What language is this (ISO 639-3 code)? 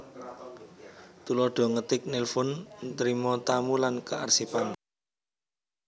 jav